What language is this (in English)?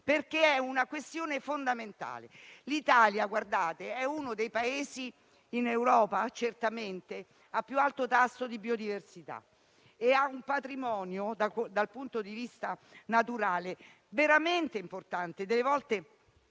Italian